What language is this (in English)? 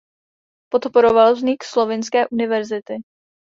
Czech